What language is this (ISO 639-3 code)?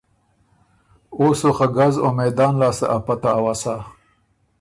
oru